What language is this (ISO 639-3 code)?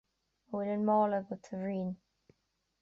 gle